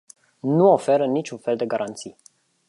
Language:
Romanian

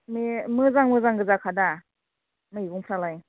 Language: Bodo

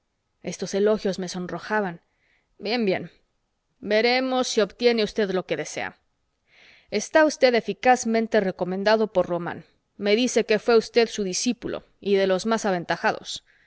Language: Spanish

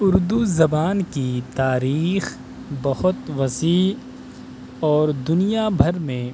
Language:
Urdu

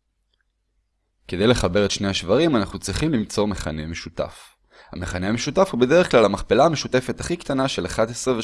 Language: Hebrew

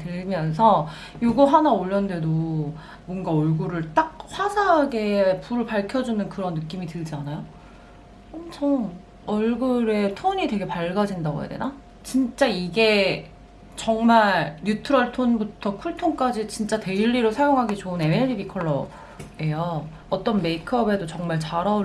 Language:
Korean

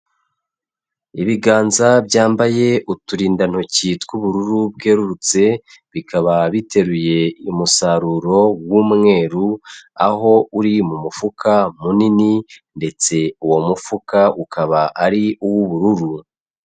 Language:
Kinyarwanda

